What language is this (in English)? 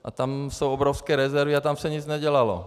Czech